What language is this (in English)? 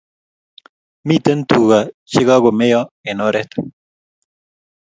Kalenjin